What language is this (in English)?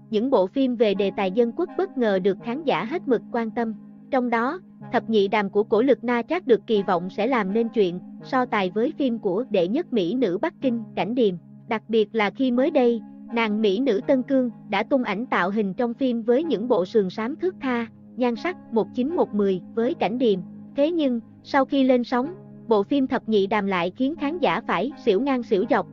Vietnamese